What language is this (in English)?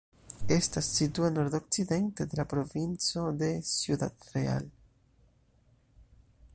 Esperanto